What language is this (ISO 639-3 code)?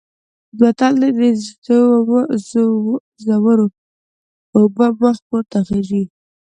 pus